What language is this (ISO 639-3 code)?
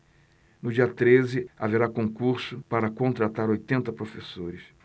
por